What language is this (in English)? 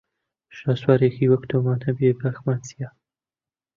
Central Kurdish